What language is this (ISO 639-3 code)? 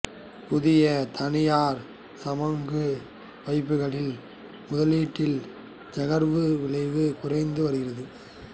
tam